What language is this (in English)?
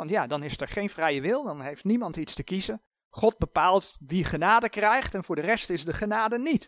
Dutch